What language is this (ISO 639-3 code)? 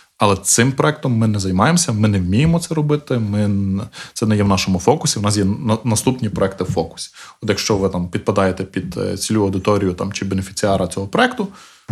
ukr